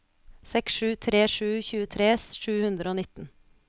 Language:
Norwegian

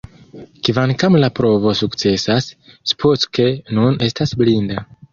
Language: Esperanto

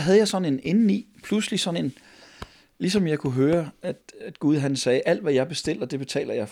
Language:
Danish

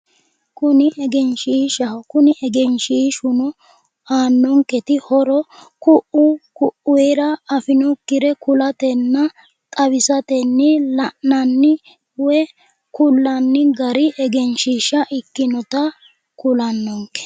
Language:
Sidamo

